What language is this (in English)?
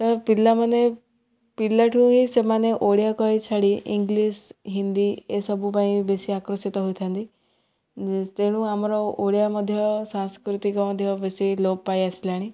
Odia